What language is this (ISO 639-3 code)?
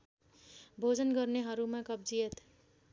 nep